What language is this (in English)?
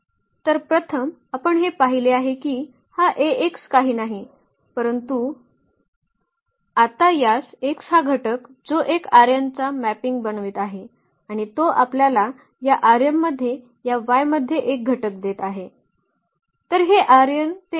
Marathi